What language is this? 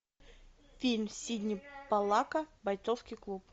Russian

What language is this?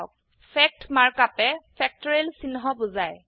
Assamese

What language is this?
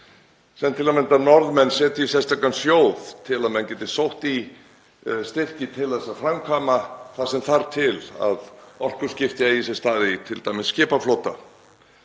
Icelandic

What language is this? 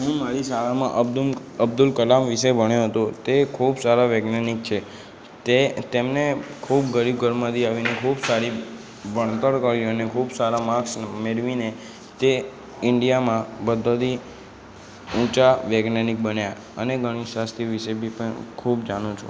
Gujarati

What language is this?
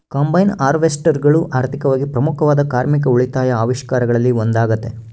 Kannada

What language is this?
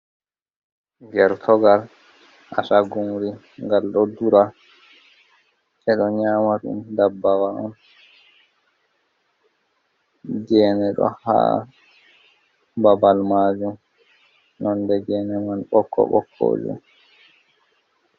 Fula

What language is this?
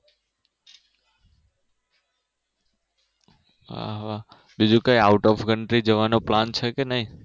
Gujarati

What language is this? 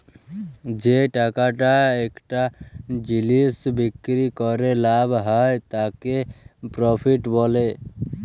Bangla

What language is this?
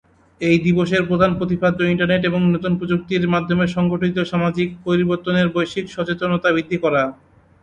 Bangla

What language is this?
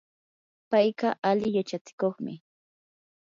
Yanahuanca Pasco Quechua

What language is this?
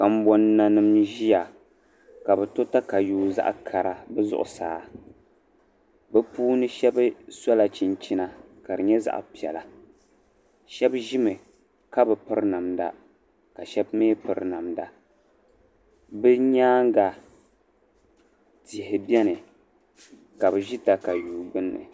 Dagbani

